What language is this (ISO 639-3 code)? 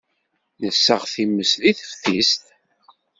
kab